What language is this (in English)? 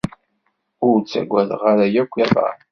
Kabyle